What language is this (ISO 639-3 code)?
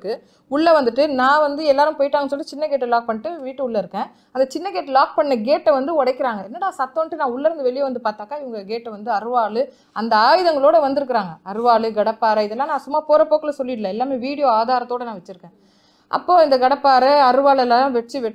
ron